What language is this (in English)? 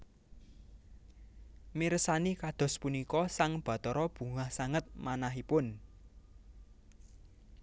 Javanese